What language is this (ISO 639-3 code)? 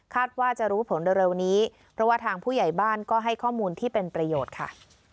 tha